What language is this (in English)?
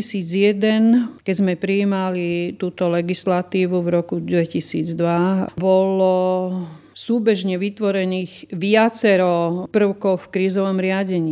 Slovak